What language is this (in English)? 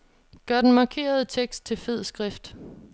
Danish